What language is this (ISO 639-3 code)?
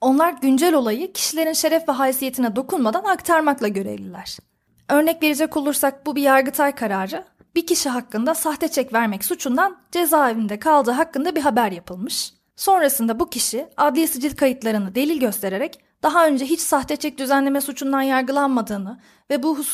tur